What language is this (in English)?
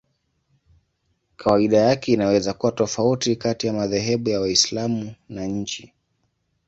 Swahili